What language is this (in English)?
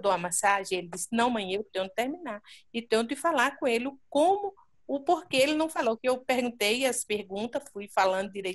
Portuguese